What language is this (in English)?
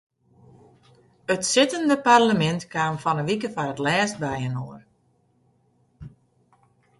Western Frisian